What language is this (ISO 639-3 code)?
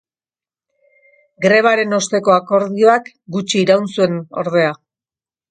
eus